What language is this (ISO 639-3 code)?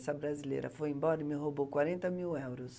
por